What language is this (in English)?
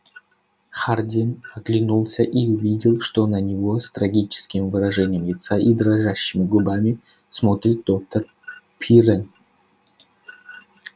Russian